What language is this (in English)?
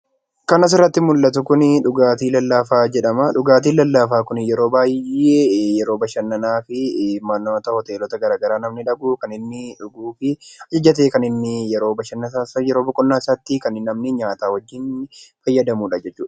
Oromo